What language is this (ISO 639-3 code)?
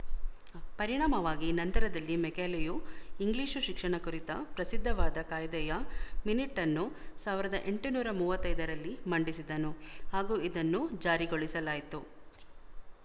kan